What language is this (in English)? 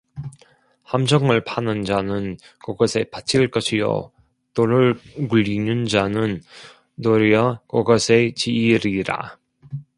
Korean